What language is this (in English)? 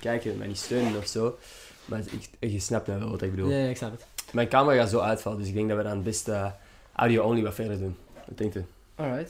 Dutch